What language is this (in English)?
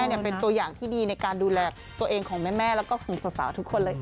Thai